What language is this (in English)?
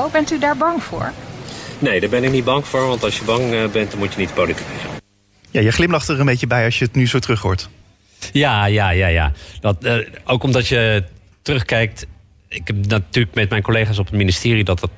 Dutch